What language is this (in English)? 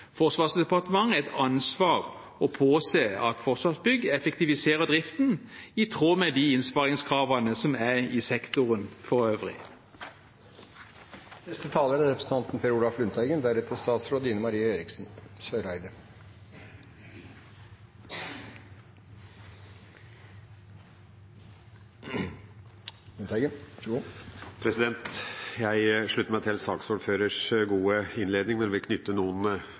Norwegian Bokmål